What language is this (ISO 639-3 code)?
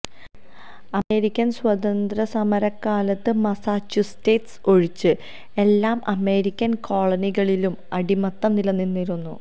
mal